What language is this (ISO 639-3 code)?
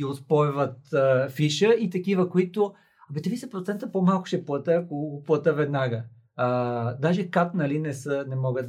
bul